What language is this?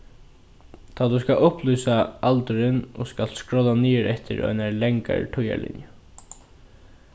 Faroese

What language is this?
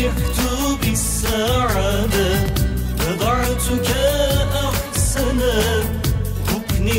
Arabic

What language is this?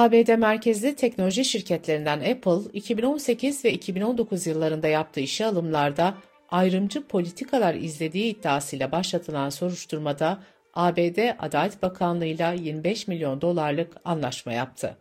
Turkish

